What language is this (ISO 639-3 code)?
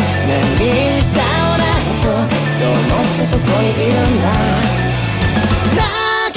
hun